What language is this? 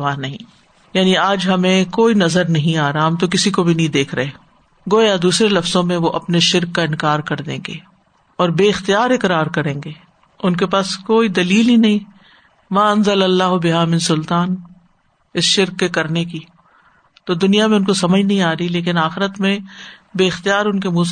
Urdu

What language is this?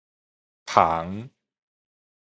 Min Nan Chinese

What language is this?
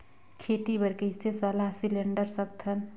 Chhattisgarhi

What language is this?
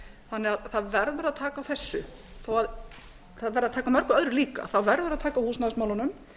Icelandic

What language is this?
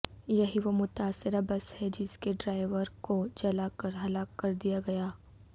Urdu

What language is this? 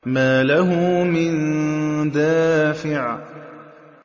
Arabic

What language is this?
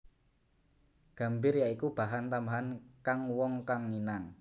Javanese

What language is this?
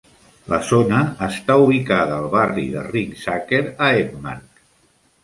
Catalan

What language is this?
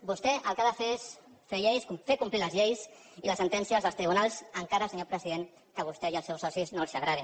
Catalan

